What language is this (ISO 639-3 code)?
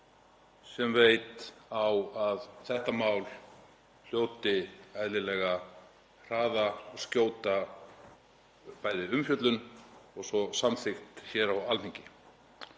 isl